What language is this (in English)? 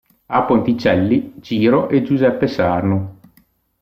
Italian